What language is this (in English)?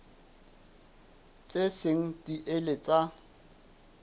Southern Sotho